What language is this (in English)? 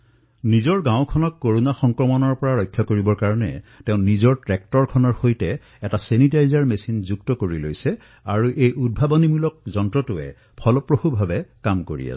Assamese